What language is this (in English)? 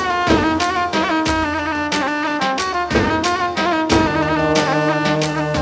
Arabic